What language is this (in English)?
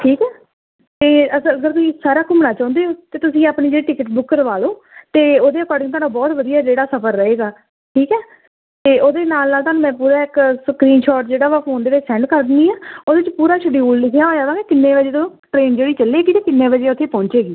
Punjabi